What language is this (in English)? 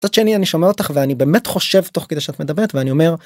Hebrew